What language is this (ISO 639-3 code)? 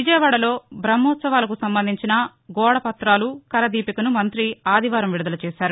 tel